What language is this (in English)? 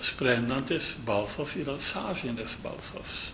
Lithuanian